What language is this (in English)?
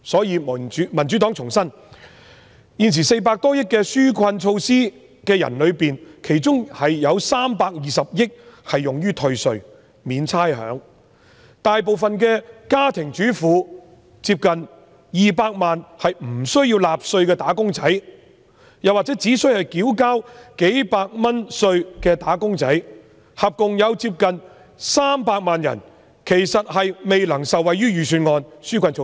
Cantonese